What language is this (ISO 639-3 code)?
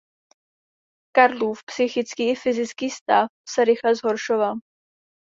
ces